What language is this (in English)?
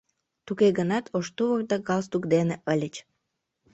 Mari